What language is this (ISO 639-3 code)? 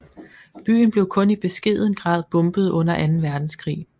dan